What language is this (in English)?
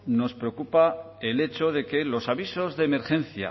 Spanish